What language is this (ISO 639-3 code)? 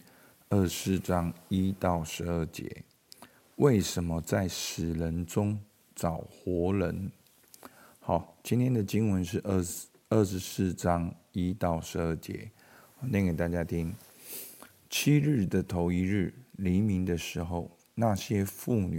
zho